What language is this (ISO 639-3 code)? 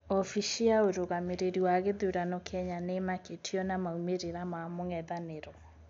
kik